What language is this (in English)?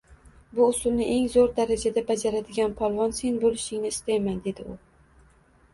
Uzbek